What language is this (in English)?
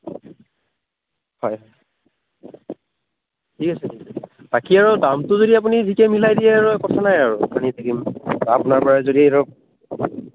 Assamese